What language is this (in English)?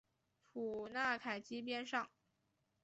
Chinese